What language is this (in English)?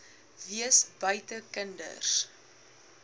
Afrikaans